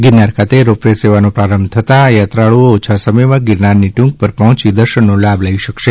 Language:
Gujarati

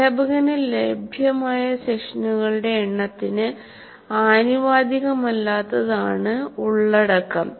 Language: Malayalam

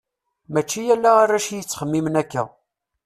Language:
Kabyle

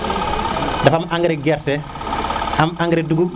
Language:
Serer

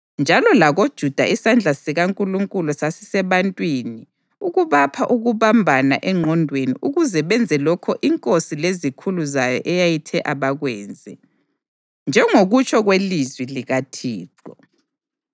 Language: North Ndebele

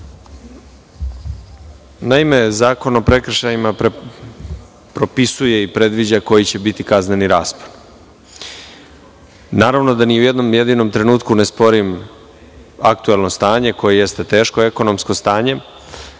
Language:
Serbian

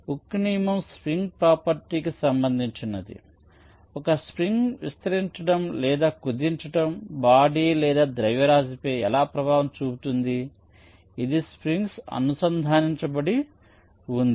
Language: Telugu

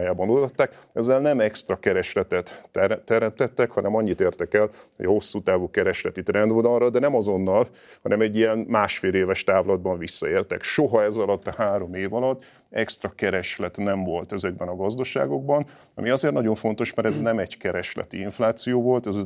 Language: Hungarian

